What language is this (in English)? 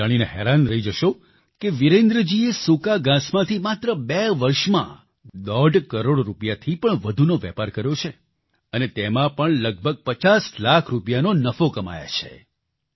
Gujarati